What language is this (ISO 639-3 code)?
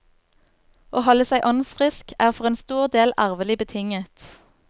nor